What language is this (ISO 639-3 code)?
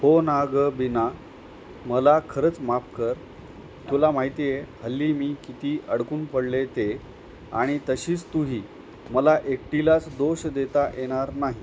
mar